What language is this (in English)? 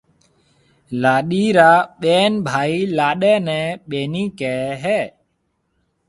Marwari (Pakistan)